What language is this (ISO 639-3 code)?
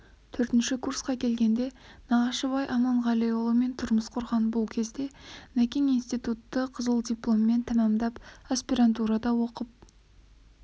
kaz